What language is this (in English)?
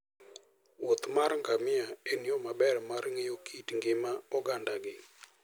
Luo (Kenya and Tanzania)